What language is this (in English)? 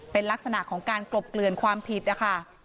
Thai